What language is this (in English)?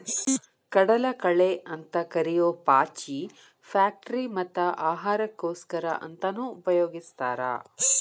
Kannada